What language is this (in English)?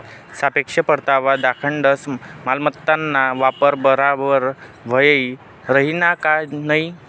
Marathi